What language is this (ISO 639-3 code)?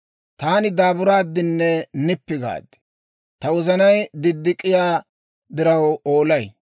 dwr